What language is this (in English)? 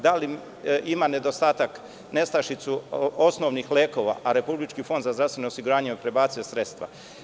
Serbian